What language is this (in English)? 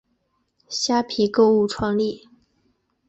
Chinese